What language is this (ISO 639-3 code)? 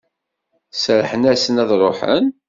kab